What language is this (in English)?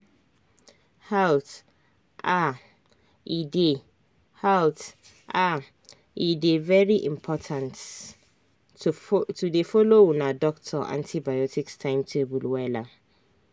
Nigerian Pidgin